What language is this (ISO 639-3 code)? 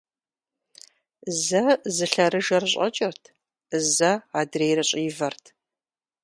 kbd